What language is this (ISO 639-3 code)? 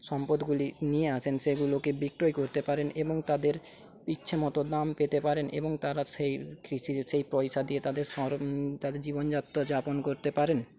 ben